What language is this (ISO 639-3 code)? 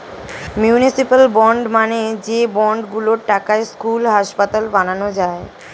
ben